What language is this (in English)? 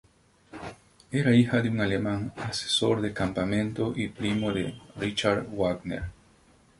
Spanish